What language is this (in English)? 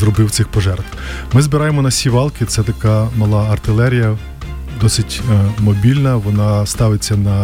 Ukrainian